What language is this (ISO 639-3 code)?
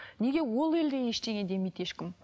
kaz